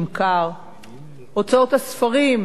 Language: Hebrew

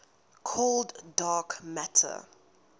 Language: English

